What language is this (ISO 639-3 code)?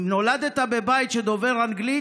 heb